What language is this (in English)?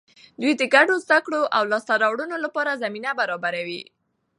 Pashto